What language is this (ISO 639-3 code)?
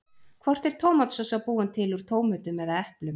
isl